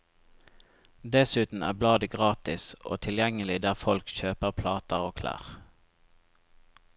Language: Norwegian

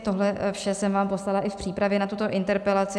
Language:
Czech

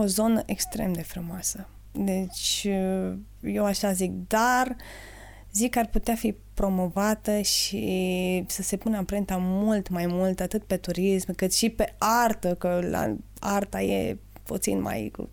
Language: Romanian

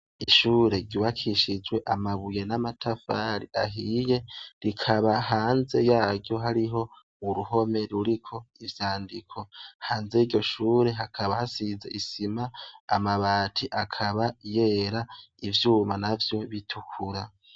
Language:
Rundi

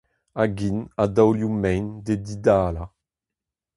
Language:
Breton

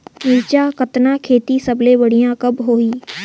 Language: Chhattisgarhi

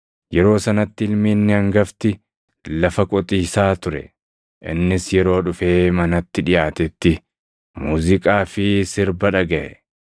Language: Oromo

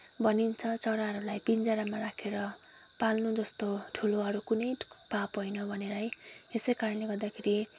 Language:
Nepali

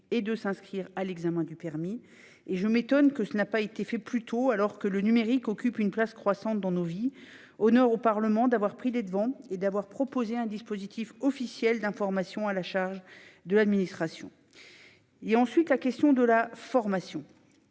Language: French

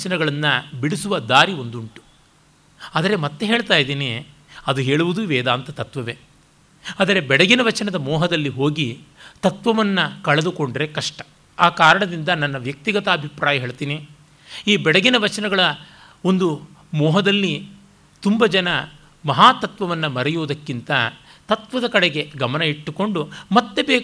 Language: Kannada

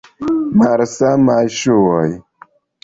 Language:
Esperanto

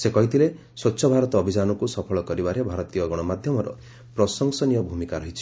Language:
Odia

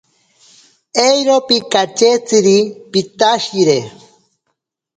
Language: Ashéninka Perené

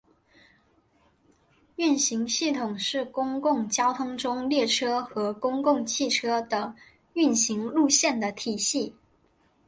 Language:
Chinese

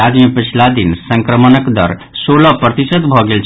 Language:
Maithili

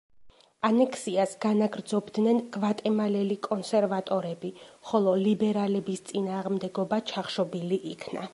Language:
Georgian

